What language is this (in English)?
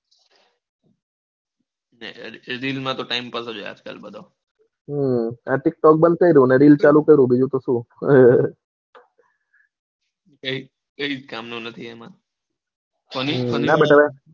Gujarati